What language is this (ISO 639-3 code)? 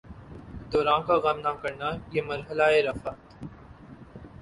urd